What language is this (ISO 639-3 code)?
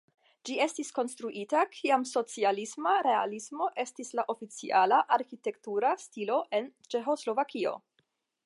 epo